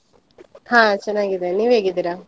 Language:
Kannada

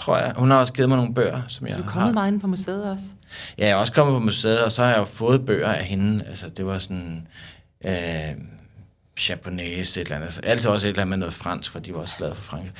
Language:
Danish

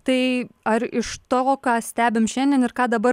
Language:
Lithuanian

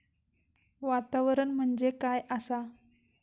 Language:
Marathi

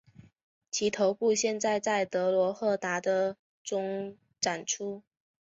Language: Chinese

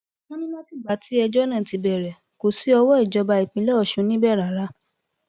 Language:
Yoruba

